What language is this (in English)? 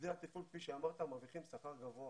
Hebrew